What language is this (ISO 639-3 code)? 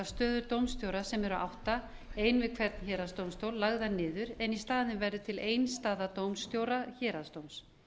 isl